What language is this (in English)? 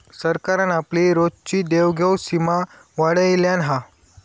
Marathi